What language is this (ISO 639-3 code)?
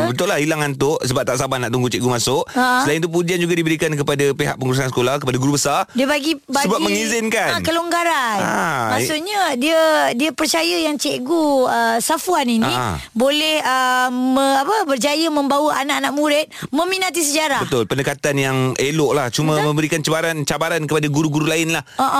msa